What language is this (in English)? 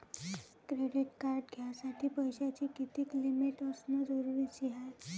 Marathi